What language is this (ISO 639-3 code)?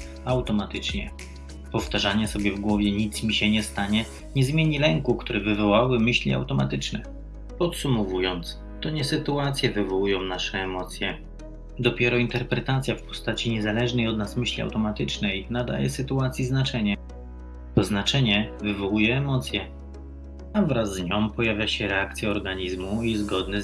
pol